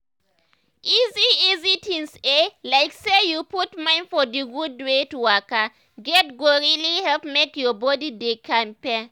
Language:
Nigerian Pidgin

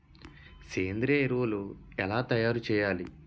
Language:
Telugu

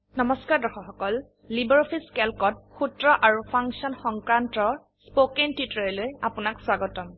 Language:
Assamese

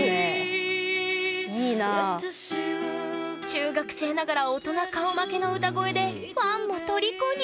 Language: Japanese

